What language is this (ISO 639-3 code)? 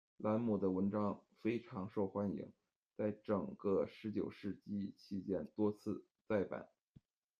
zho